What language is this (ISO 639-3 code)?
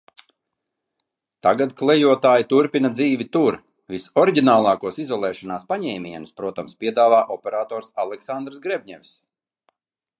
lav